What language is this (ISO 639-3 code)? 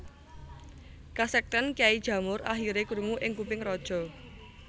jav